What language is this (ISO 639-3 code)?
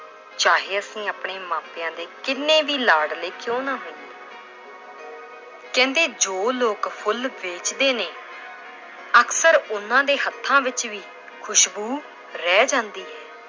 pan